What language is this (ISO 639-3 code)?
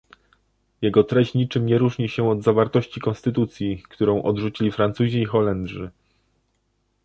pol